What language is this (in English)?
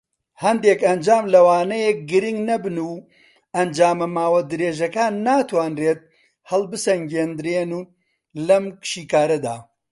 Central Kurdish